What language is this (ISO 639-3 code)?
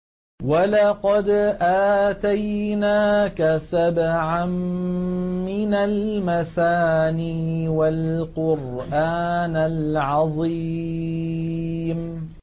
ara